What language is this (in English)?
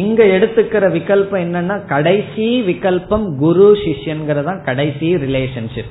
Tamil